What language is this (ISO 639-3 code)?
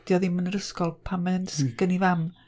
cym